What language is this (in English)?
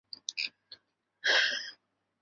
Chinese